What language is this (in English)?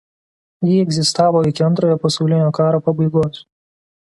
Lithuanian